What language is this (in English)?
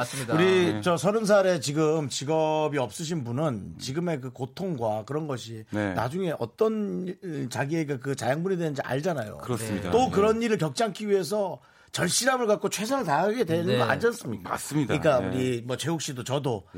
Korean